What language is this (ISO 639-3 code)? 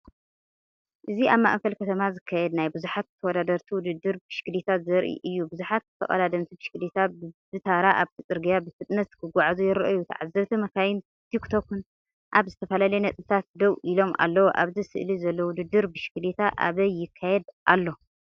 tir